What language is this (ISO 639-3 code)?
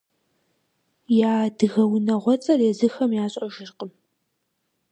kbd